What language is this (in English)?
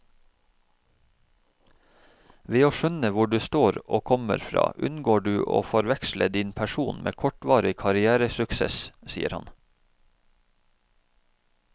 Norwegian